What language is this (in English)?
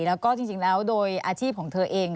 Thai